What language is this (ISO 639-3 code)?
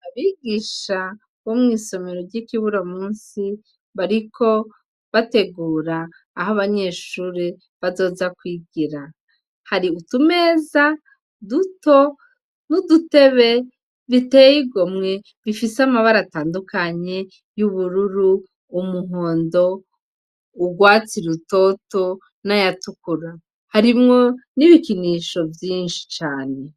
run